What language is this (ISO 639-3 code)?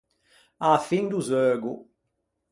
lij